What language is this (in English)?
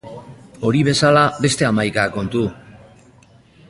Basque